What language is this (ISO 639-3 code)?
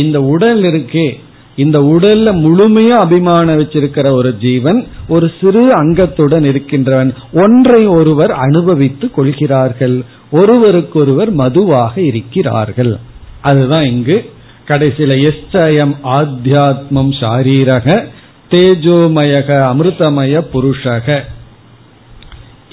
tam